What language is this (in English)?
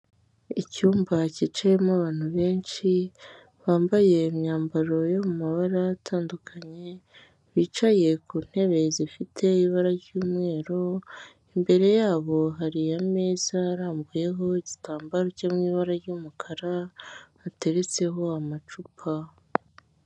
Kinyarwanda